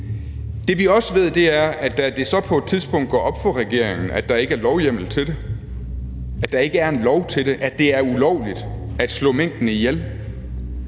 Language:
Danish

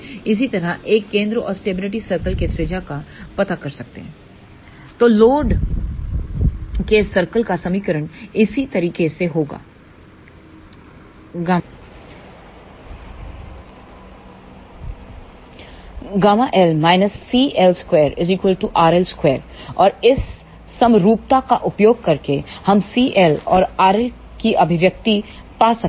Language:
Hindi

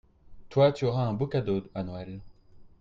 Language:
French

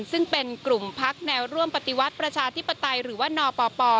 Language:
Thai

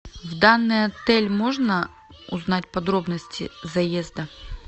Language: Russian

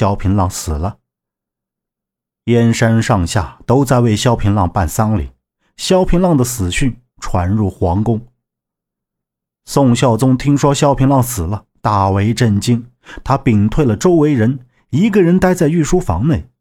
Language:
Chinese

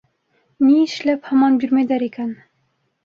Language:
Bashkir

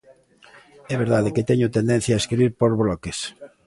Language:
Galician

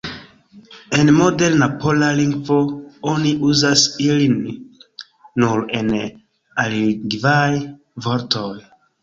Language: Esperanto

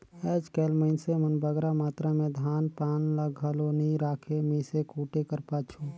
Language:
Chhattisgarhi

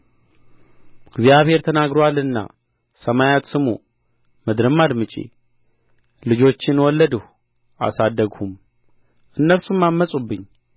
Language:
Amharic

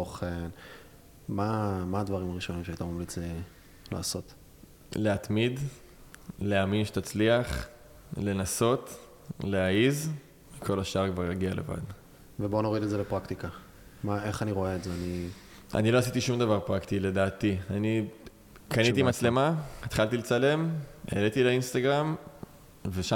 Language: Hebrew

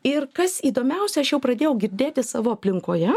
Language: Lithuanian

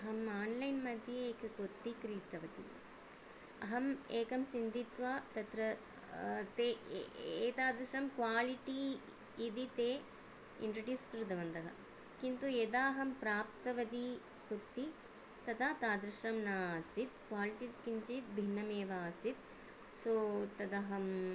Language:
Sanskrit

